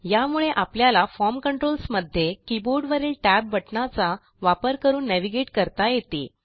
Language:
Marathi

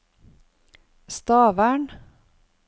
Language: Norwegian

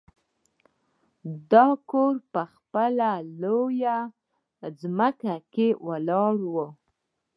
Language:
Pashto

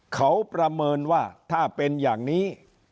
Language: Thai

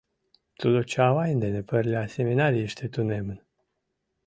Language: Mari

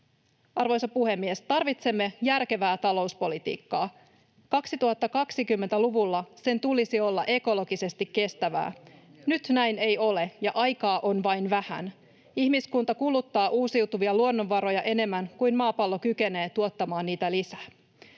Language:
Finnish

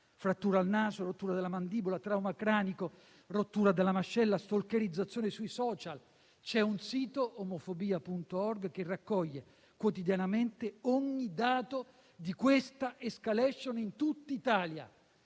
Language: Italian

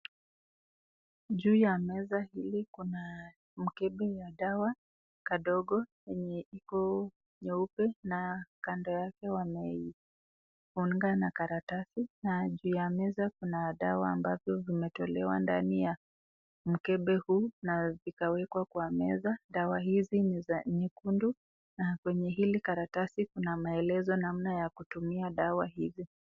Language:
Swahili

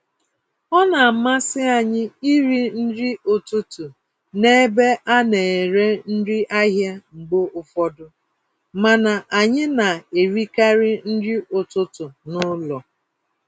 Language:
Igbo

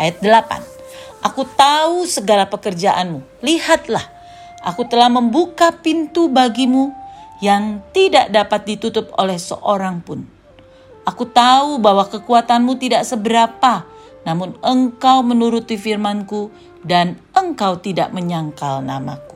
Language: Indonesian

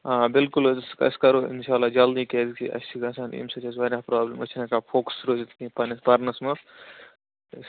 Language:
Kashmiri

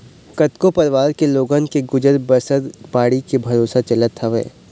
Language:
Chhattisgarhi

